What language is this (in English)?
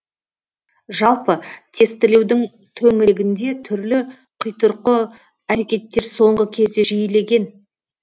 Kazakh